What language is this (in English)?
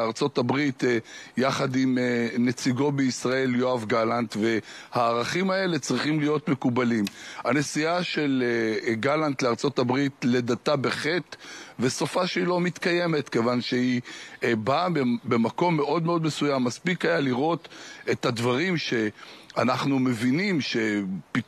Hebrew